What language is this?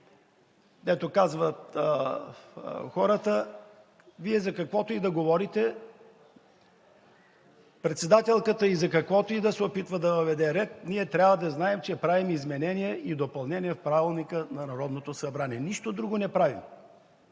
Bulgarian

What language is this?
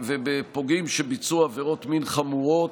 Hebrew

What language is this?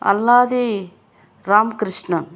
Telugu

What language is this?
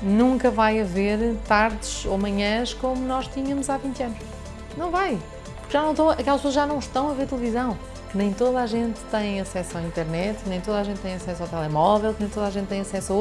Portuguese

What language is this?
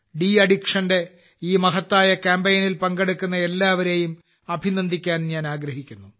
Malayalam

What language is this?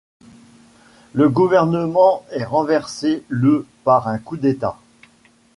French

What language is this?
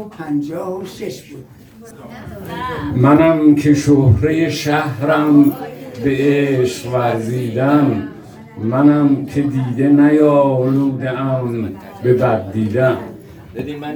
Persian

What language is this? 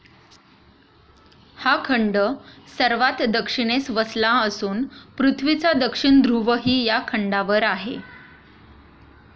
Marathi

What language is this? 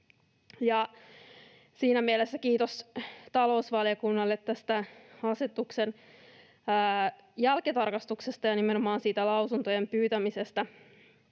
Finnish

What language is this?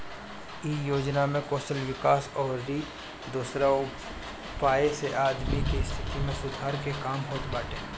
Bhojpuri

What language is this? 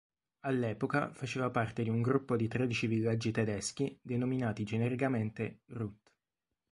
Italian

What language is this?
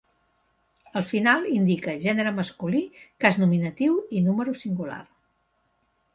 Catalan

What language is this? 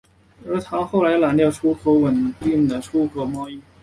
Chinese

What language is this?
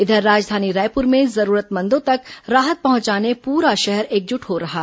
Hindi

